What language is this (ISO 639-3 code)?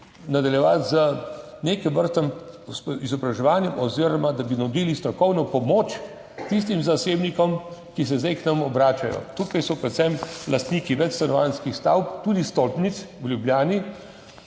slv